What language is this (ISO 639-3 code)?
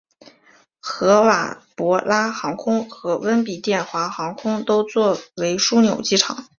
zho